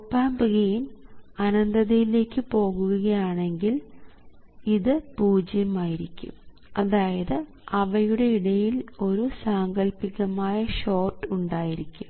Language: Malayalam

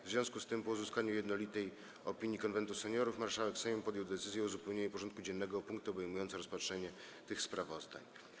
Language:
Polish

